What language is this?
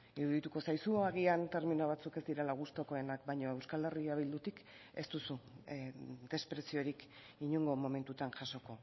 Basque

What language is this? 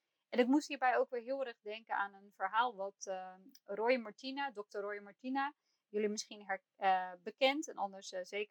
Dutch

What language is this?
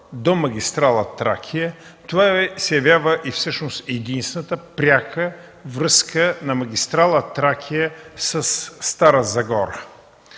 Bulgarian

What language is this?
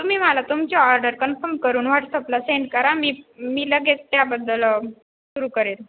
Marathi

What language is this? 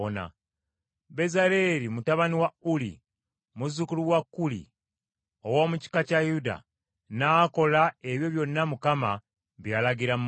Ganda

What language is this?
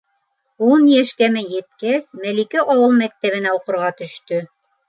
Bashkir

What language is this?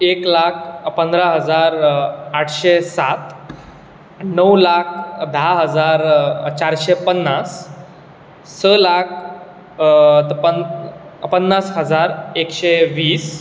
Konkani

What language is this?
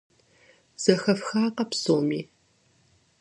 Kabardian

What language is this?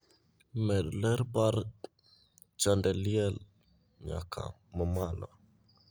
Luo (Kenya and Tanzania)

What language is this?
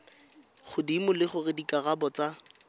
Tswana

